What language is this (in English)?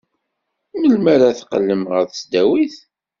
Kabyle